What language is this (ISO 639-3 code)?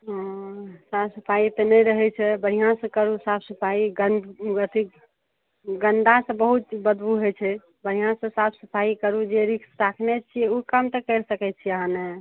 mai